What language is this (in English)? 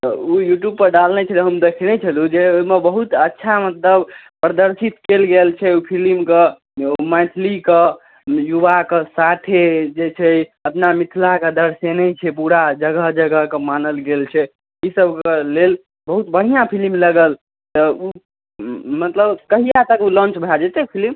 Maithili